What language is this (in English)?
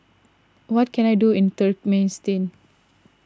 English